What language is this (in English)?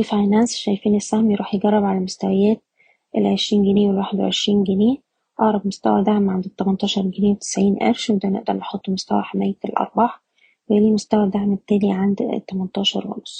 Arabic